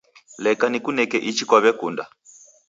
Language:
Taita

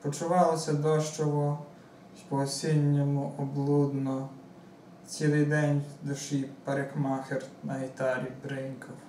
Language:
Ukrainian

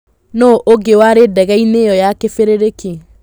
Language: Kikuyu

